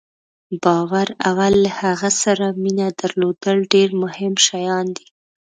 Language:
Pashto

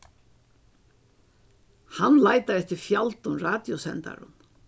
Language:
Faroese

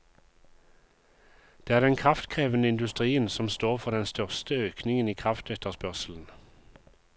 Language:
Norwegian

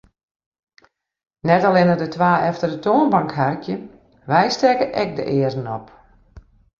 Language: Western Frisian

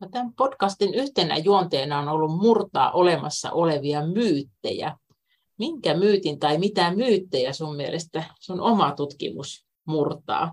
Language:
Finnish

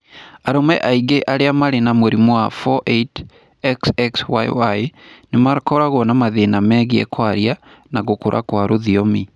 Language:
Kikuyu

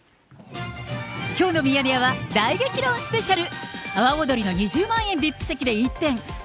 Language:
Japanese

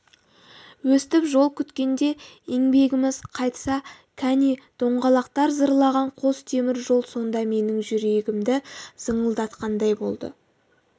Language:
Kazakh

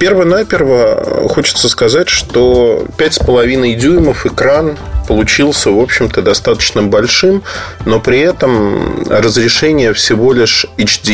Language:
Russian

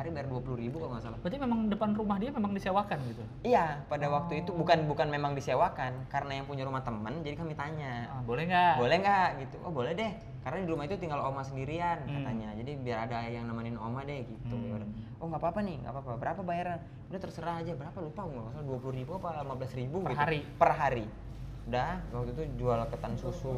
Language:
Indonesian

